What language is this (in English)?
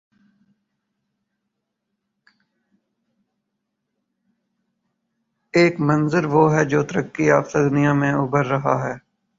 Urdu